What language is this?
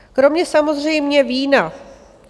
Czech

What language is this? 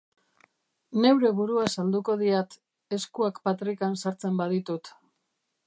Basque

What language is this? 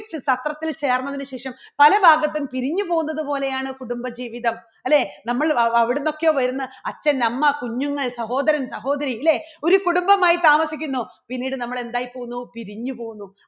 Malayalam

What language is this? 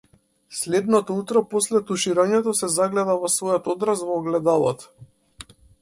Macedonian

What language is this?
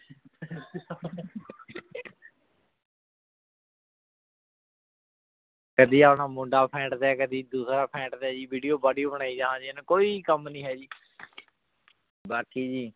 Punjabi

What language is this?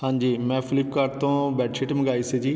Punjabi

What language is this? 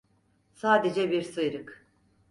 Turkish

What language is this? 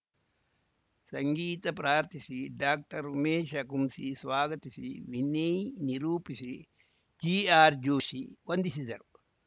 Kannada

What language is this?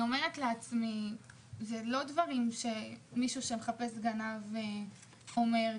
Hebrew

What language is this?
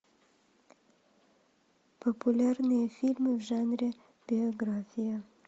Russian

